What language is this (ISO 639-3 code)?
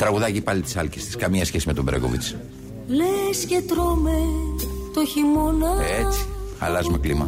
ell